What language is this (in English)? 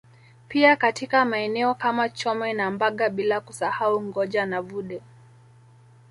Swahili